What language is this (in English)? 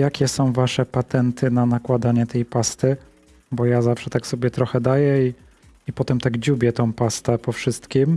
Polish